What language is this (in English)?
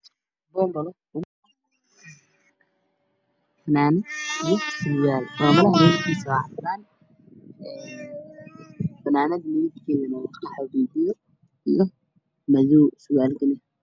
Somali